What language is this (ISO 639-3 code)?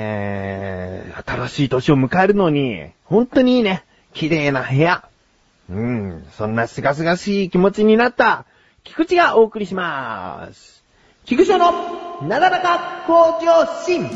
jpn